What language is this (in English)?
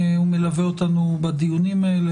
Hebrew